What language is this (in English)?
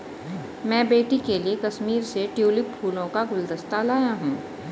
Hindi